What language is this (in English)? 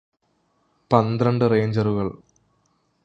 Malayalam